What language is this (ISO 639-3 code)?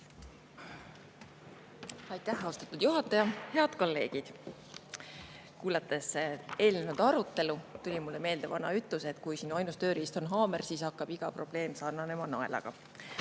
est